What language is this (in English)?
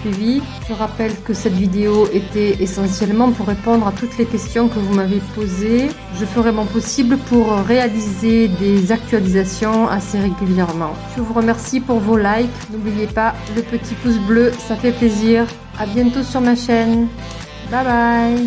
French